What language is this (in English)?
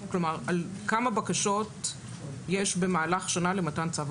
Hebrew